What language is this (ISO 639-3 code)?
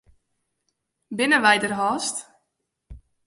fry